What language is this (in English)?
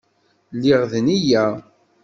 Kabyle